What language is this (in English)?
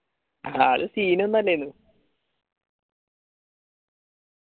Malayalam